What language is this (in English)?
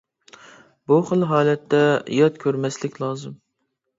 Uyghur